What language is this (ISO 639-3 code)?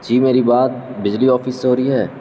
urd